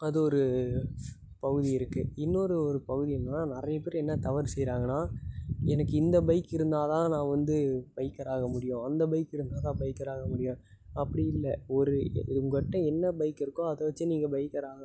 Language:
Tamil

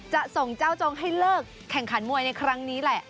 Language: Thai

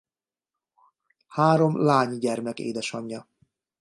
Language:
Hungarian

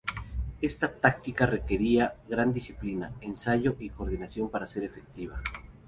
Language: Spanish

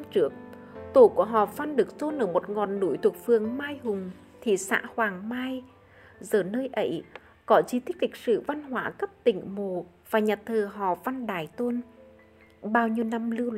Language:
Vietnamese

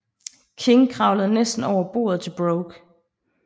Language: Danish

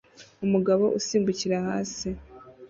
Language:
Kinyarwanda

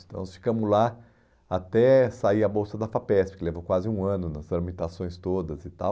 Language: Portuguese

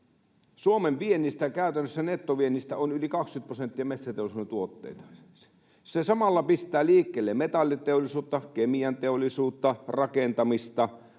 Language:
Finnish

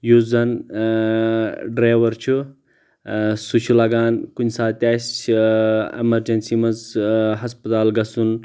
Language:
Kashmiri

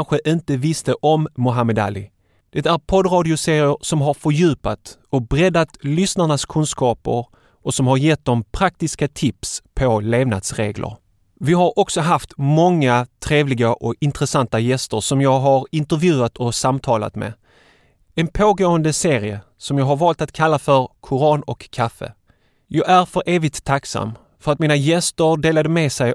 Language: Swedish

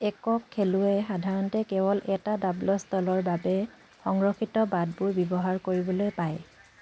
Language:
Assamese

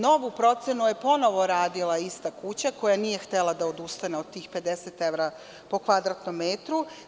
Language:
Serbian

